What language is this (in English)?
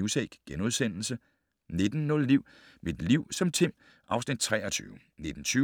Danish